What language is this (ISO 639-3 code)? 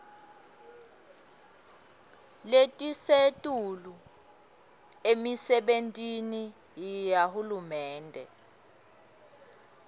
ssw